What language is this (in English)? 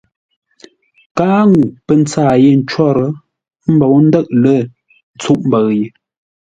Ngombale